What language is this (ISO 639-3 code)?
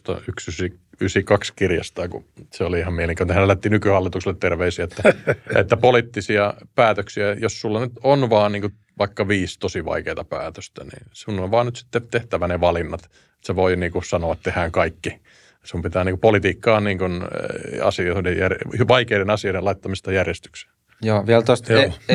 fin